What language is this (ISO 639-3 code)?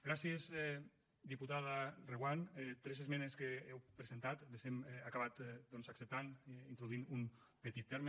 cat